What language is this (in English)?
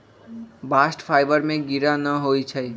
Magahi